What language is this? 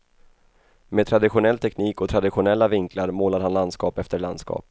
Swedish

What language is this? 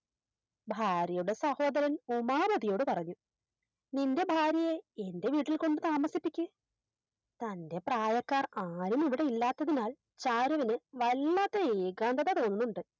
Malayalam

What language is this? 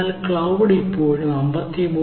Malayalam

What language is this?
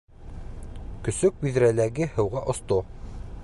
Bashkir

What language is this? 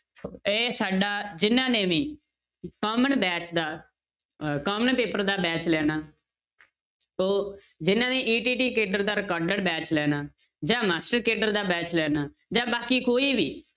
Punjabi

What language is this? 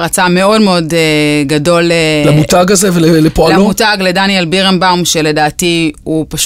Hebrew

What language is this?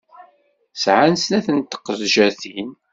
Kabyle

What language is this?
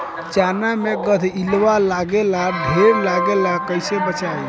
Bhojpuri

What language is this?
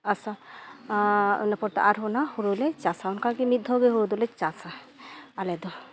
Santali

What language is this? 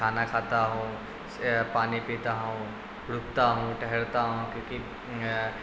Urdu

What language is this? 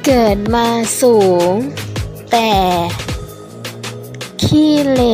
Thai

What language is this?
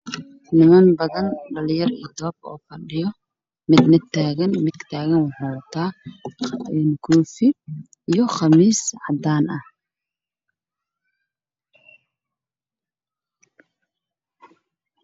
Somali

